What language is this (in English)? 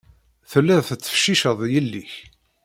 Kabyle